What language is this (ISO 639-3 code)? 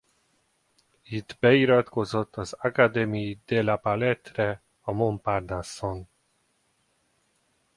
hun